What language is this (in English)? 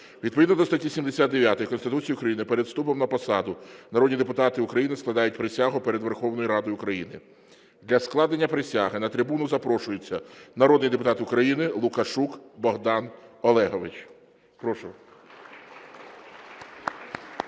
Ukrainian